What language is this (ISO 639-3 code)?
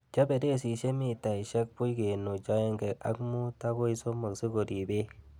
kln